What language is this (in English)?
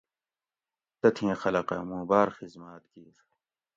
Gawri